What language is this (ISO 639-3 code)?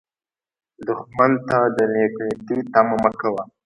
pus